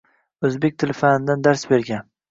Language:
Uzbek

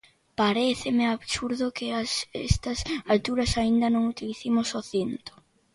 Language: Galician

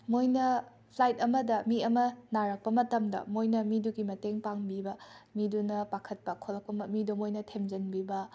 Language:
Manipuri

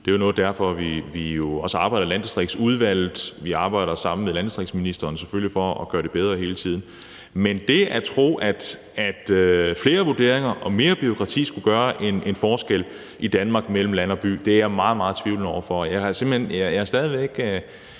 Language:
Danish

